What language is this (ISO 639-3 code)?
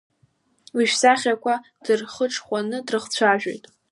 abk